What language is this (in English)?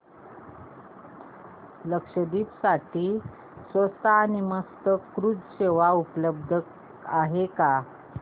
Marathi